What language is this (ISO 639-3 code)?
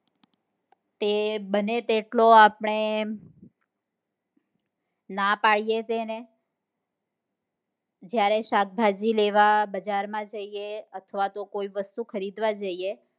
guj